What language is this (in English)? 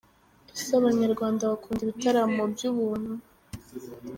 Kinyarwanda